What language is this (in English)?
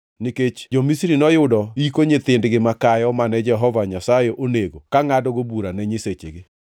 Luo (Kenya and Tanzania)